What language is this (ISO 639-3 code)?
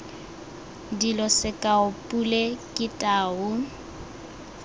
tsn